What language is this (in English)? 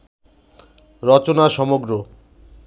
Bangla